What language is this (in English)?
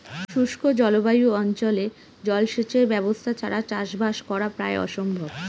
Bangla